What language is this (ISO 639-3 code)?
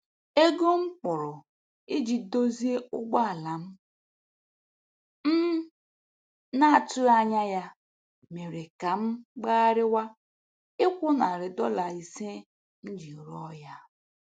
ibo